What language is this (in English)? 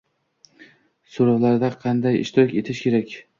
Uzbek